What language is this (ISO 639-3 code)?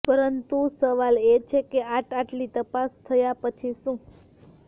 guj